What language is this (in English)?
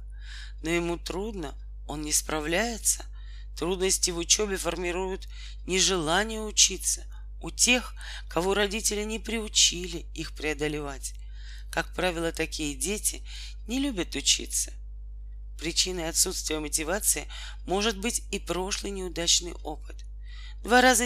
Russian